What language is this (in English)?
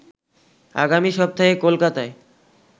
Bangla